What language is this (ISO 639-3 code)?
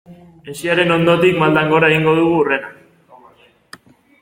eus